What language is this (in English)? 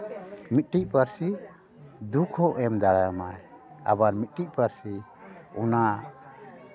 Santali